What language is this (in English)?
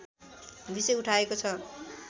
Nepali